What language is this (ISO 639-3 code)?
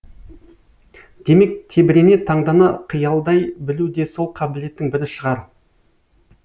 kaz